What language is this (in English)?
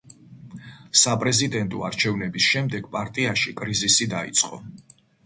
Georgian